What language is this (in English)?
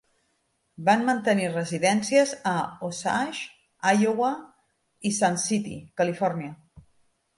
Catalan